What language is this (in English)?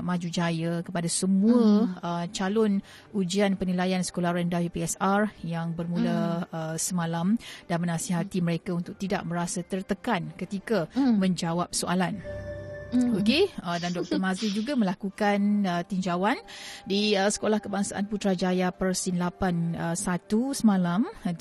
Malay